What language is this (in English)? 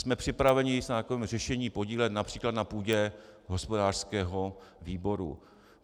Czech